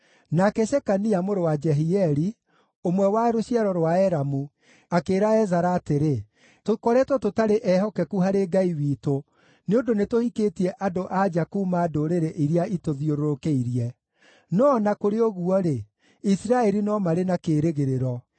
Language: Kikuyu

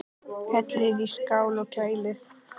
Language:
Icelandic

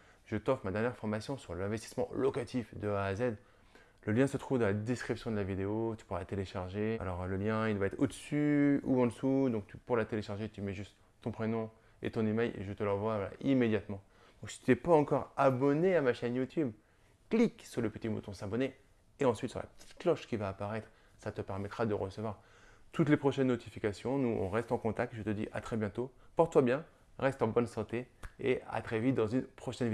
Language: French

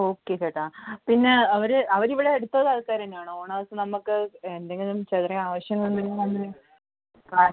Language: Malayalam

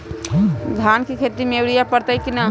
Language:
Magahi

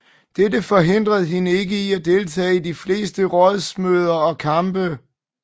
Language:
Danish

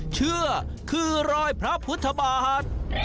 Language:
Thai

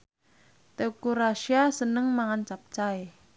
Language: Javanese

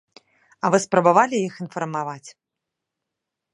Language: Belarusian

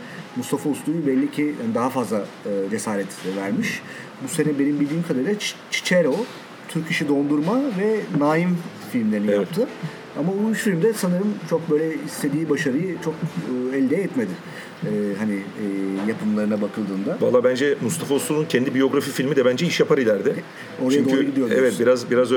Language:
Turkish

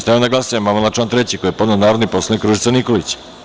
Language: Serbian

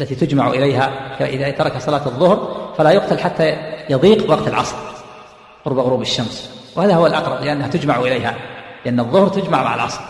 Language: Arabic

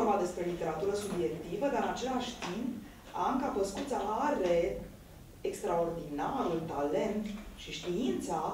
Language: Romanian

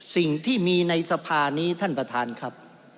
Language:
Thai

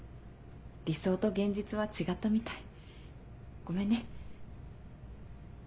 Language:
Japanese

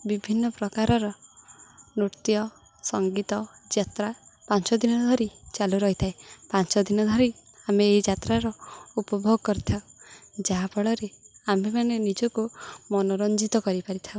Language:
Odia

